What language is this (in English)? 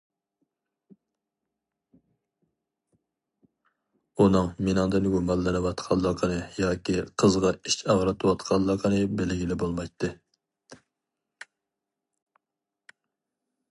Uyghur